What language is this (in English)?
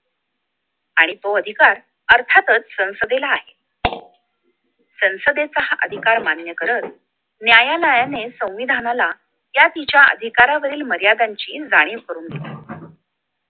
Marathi